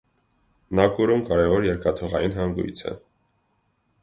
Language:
Armenian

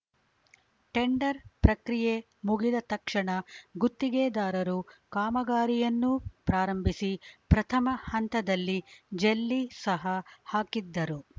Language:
Kannada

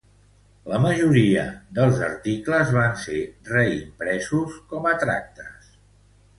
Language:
Catalan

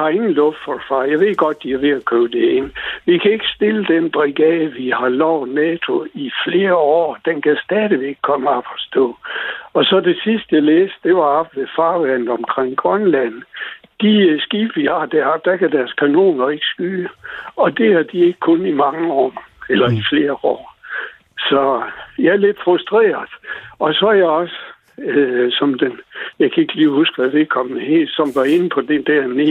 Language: Danish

